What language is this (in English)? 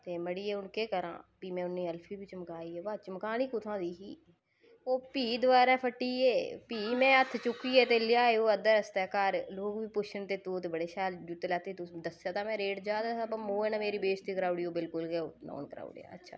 Dogri